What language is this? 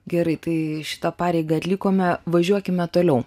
Lithuanian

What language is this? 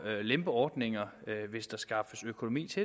Danish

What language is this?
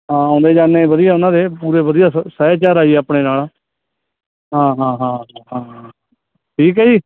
Punjabi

